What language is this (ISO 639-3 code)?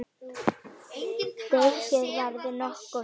isl